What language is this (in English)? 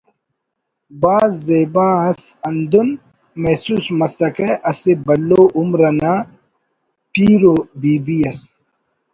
Brahui